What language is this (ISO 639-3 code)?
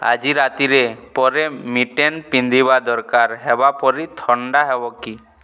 ori